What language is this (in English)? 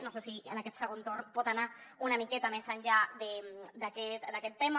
Catalan